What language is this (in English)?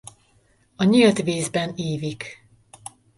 Hungarian